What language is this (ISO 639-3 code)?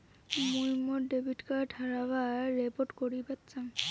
ben